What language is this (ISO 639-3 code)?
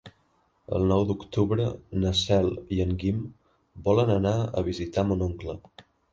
cat